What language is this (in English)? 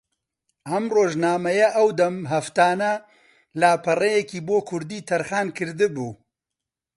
Central Kurdish